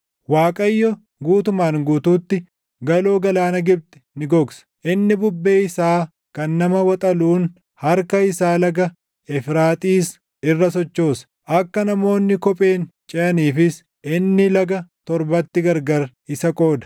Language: Oromo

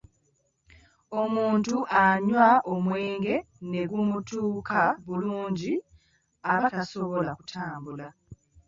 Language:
Ganda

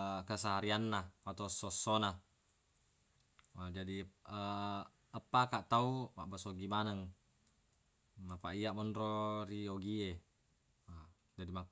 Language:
Buginese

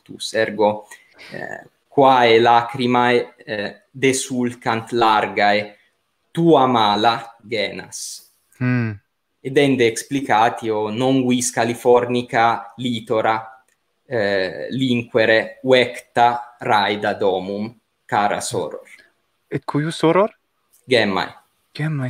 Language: Italian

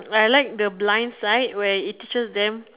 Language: English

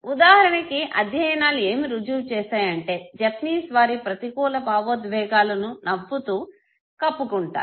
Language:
Telugu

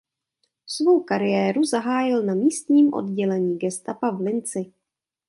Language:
Czech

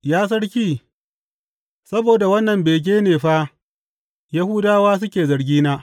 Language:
Hausa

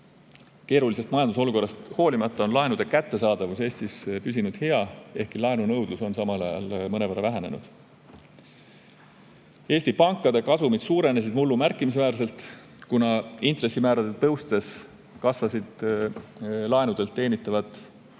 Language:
Estonian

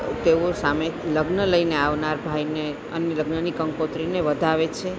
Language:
Gujarati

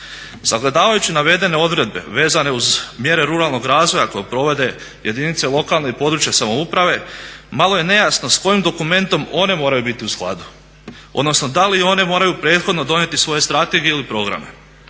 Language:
Croatian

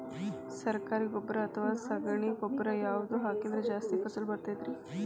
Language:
Kannada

